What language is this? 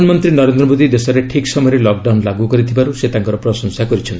Odia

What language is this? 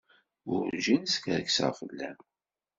Kabyle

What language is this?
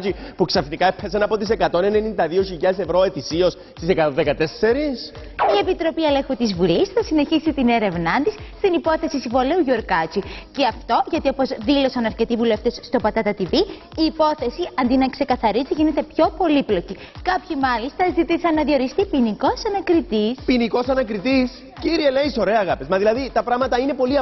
Greek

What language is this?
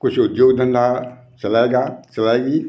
Hindi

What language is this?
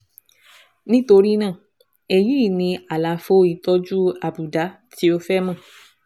Yoruba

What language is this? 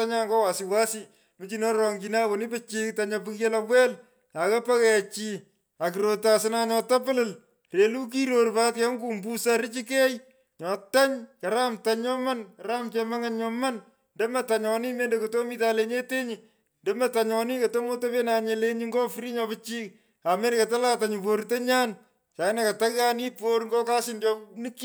Pökoot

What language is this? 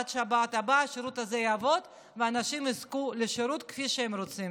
Hebrew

